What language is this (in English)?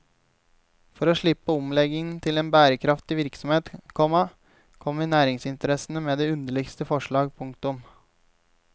Norwegian